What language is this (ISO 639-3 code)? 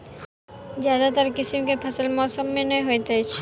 mai